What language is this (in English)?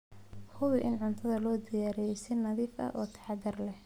Somali